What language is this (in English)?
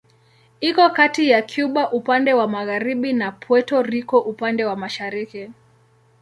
Swahili